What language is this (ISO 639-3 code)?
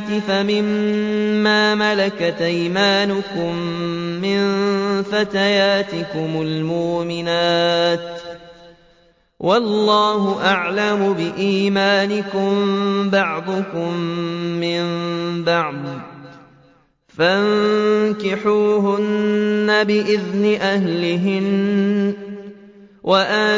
ara